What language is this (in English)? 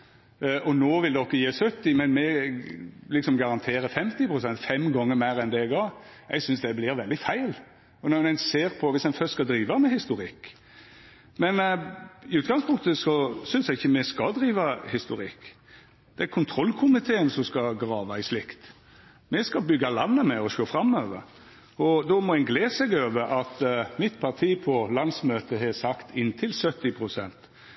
Norwegian Nynorsk